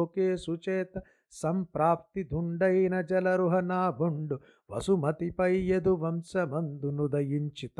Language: Telugu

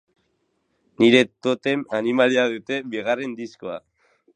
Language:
Basque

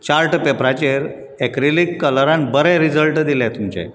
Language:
Konkani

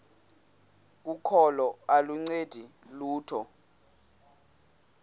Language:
Xhosa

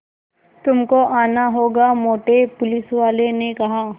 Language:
Hindi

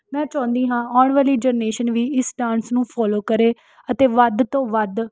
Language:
Punjabi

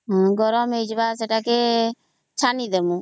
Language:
Odia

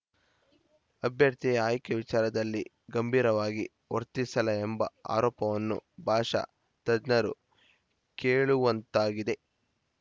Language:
Kannada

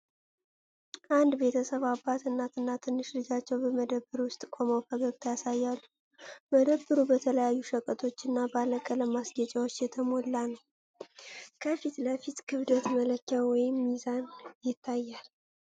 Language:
Amharic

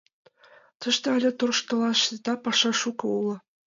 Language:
Mari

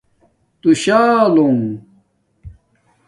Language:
Domaaki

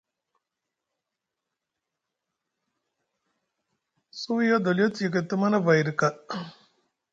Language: Musgu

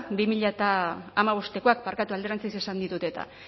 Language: Basque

